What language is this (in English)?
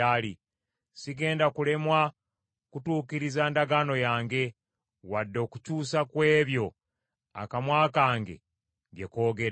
Ganda